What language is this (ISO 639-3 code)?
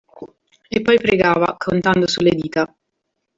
ita